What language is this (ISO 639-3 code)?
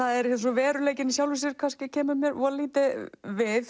isl